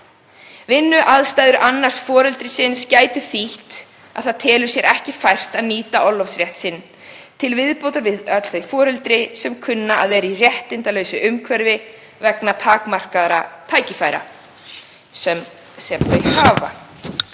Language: Icelandic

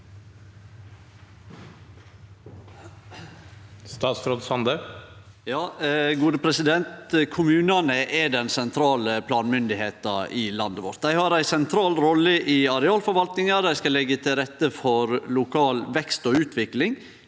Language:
Norwegian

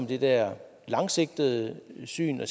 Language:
Danish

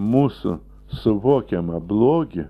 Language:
Lithuanian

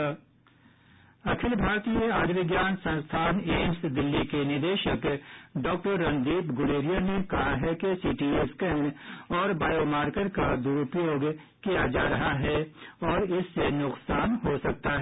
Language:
Hindi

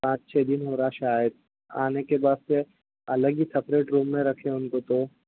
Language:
Urdu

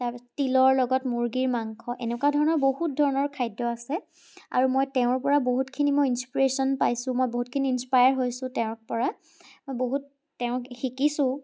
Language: Assamese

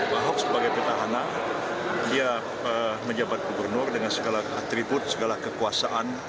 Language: Indonesian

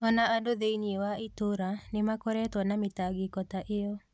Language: Kikuyu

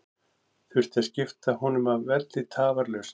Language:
Icelandic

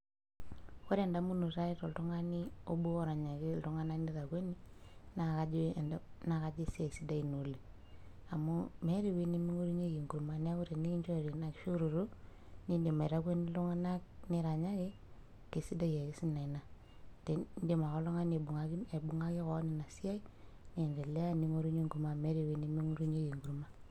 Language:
Masai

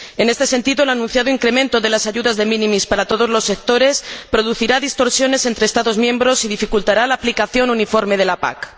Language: Spanish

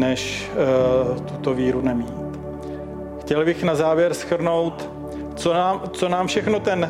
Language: Czech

